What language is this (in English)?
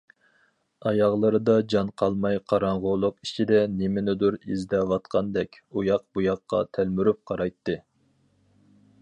Uyghur